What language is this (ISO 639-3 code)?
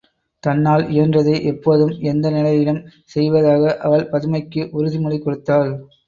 tam